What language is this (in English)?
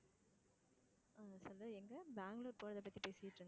Tamil